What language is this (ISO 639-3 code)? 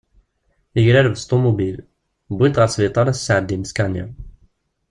kab